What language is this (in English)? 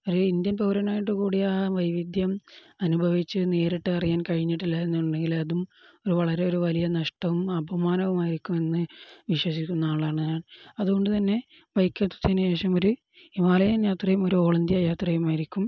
Malayalam